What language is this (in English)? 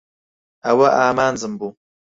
Central Kurdish